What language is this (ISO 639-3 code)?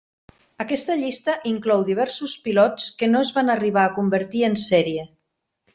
cat